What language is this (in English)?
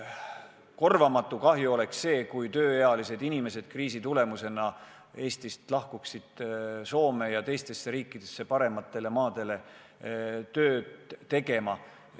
Estonian